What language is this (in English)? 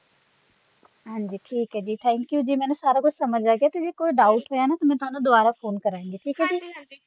Punjabi